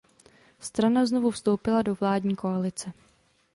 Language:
Czech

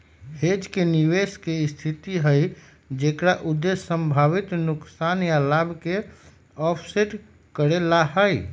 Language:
Magahi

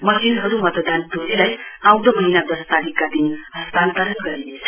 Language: Nepali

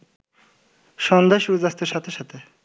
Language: Bangla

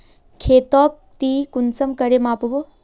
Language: Magahi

